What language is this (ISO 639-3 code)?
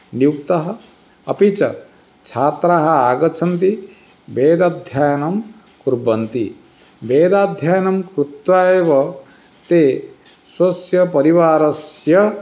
san